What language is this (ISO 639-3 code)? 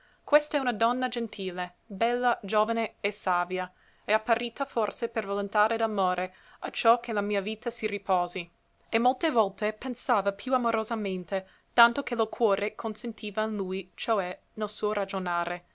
ita